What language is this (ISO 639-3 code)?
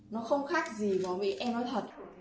vie